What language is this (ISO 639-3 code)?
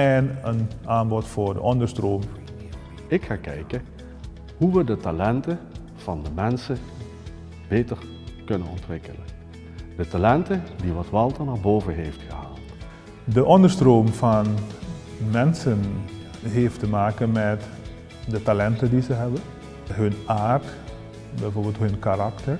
nld